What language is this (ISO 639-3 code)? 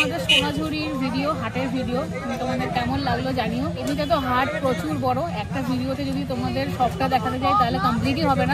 ben